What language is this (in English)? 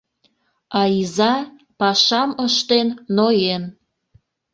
Mari